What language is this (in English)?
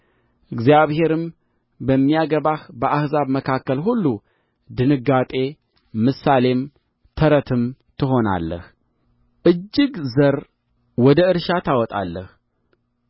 Amharic